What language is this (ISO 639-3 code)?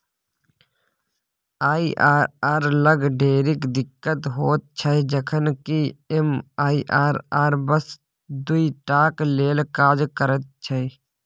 mai